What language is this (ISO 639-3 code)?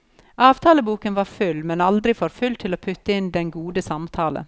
nor